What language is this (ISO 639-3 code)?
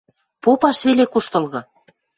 mrj